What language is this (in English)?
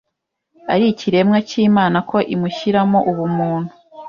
Kinyarwanda